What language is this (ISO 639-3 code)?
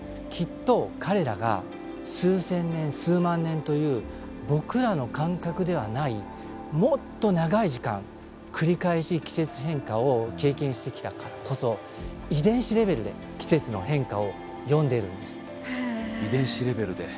jpn